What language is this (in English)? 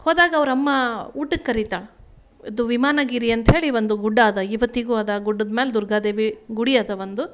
Kannada